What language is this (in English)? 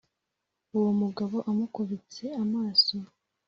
Kinyarwanda